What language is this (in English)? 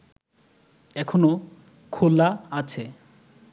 Bangla